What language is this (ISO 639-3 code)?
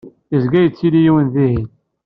kab